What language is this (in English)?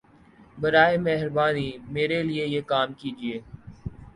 Urdu